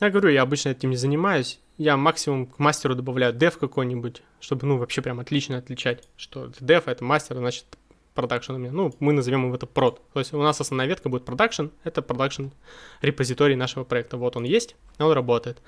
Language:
Russian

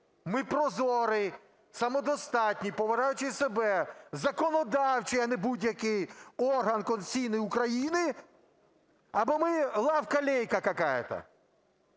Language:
Ukrainian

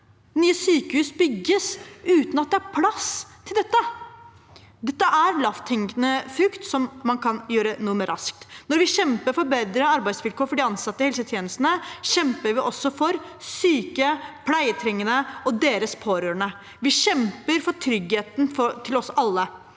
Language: Norwegian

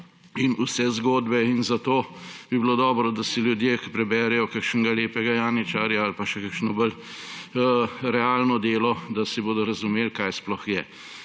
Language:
Slovenian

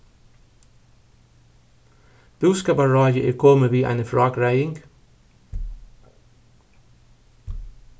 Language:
Faroese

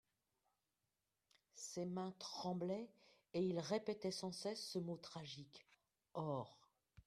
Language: French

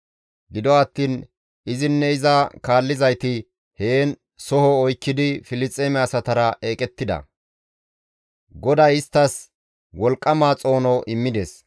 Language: Gamo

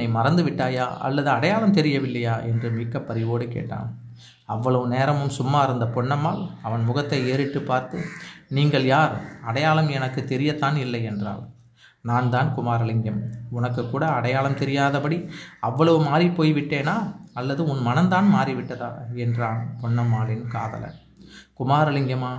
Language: Tamil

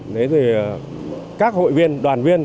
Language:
Vietnamese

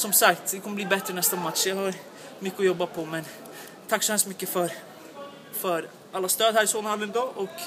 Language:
Swedish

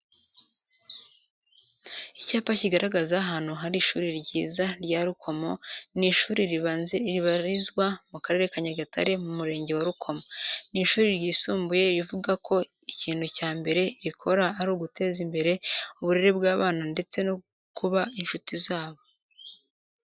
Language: Kinyarwanda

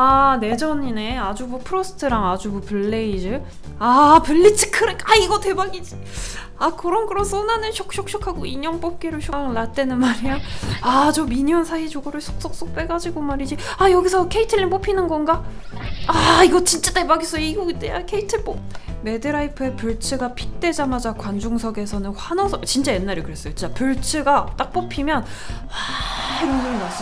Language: Korean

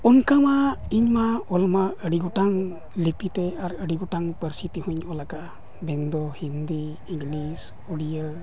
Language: Santali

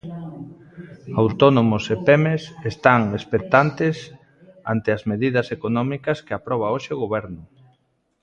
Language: Galician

